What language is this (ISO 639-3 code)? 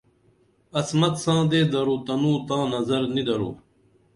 dml